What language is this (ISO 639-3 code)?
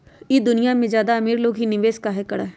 mag